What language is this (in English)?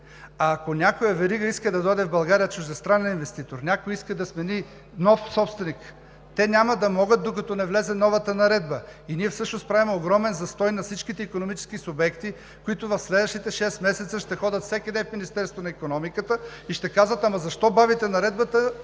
Bulgarian